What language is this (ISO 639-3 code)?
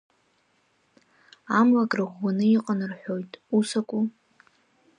abk